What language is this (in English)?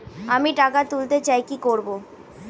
Bangla